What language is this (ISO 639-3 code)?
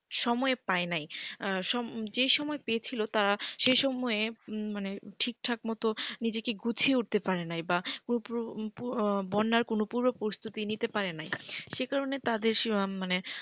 ben